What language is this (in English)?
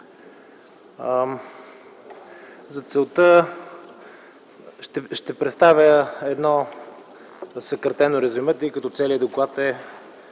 Bulgarian